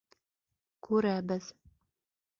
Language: Bashkir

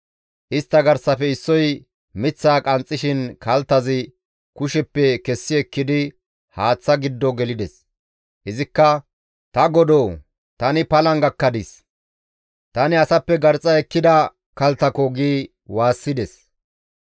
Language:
Gamo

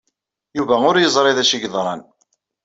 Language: Kabyle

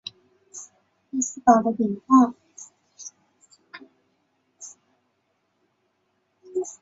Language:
Chinese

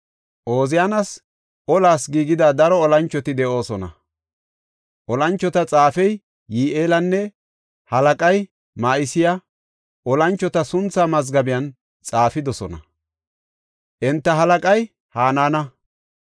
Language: Gofa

